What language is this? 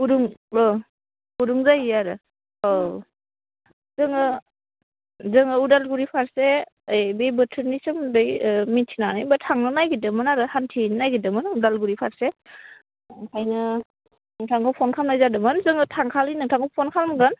Bodo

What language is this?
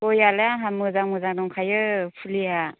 Bodo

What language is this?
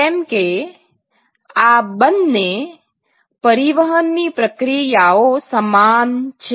Gujarati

